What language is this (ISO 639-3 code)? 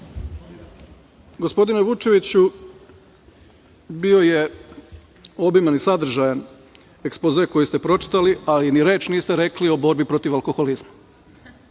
srp